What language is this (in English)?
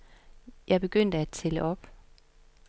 Danish